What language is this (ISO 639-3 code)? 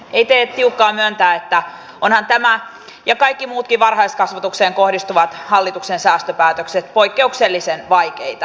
fin